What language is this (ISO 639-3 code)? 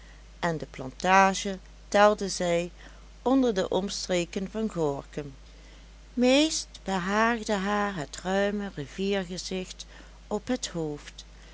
nld